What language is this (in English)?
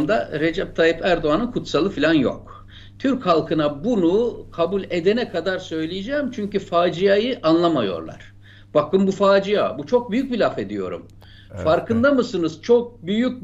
Turkish